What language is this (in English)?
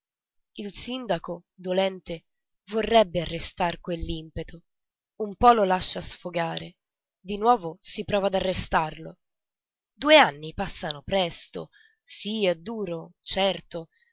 Italian